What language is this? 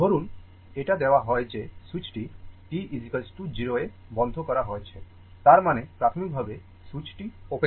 Bangla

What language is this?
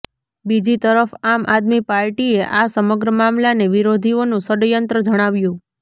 Gujarati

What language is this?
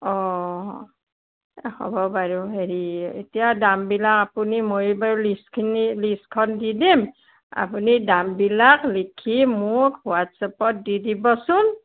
Assamese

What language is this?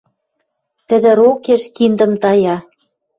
Western Mari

